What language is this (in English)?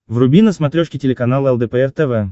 Russian